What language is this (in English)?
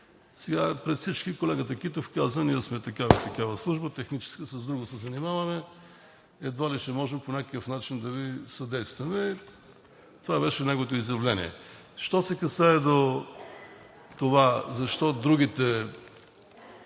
Bulgarian